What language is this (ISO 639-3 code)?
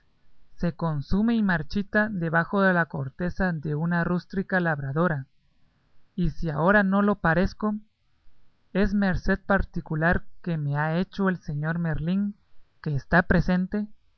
spa